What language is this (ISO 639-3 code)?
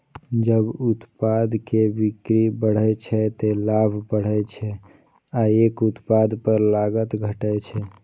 mai